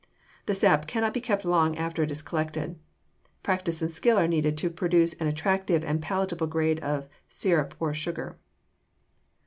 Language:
English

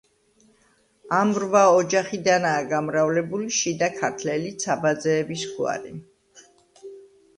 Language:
Georgian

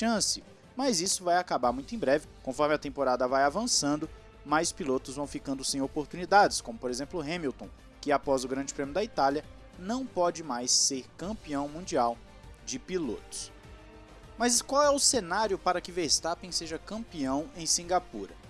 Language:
Portuguese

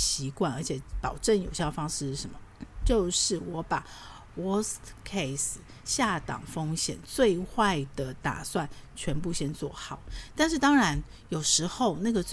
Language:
Chinese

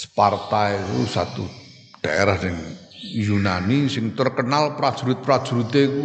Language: Indonesian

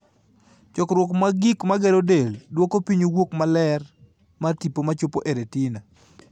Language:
Luo (Kenya and Tanzania)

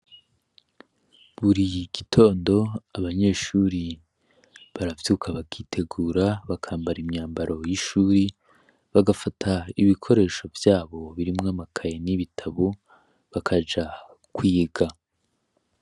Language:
Rundi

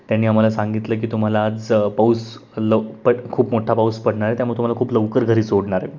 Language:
Marathi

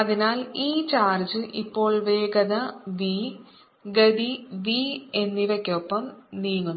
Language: Malayalam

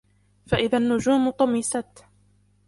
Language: Arabic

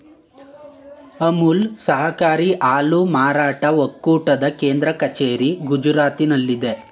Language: Kannada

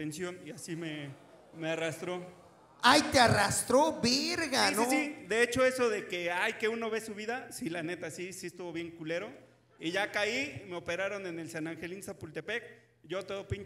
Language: Spanish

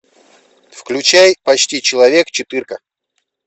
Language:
Russian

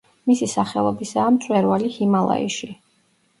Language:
Georgian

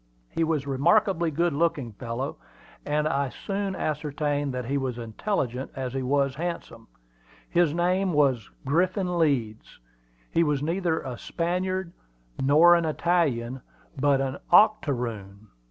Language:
English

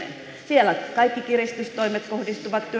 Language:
Finnish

